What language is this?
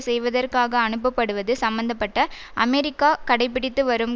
Tamil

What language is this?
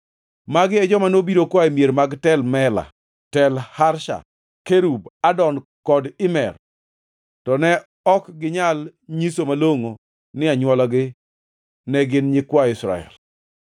Luo (Kenya and Tanzania)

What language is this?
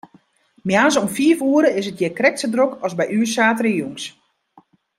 Western Frisian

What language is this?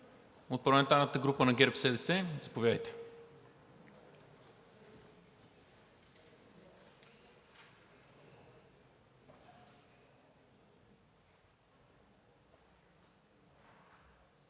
Bulgarian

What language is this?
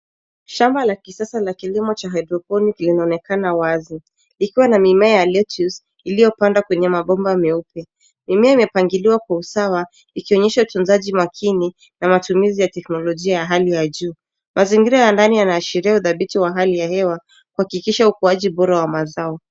Swahili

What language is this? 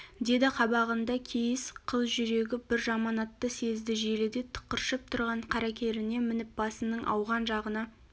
Kazakh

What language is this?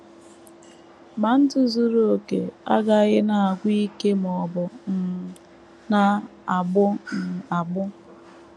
Igbo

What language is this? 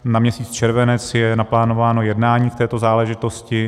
Czech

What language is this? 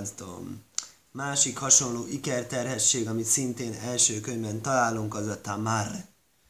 Hungarian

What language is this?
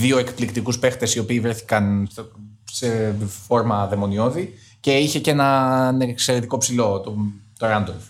Greek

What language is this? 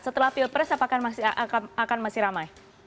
Indonesian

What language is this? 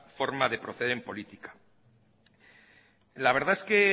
Spanish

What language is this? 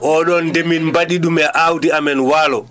Fula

